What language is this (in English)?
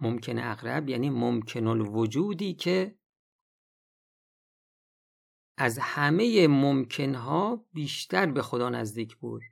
Persian